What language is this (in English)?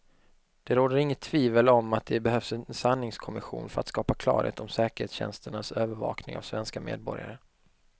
Swedish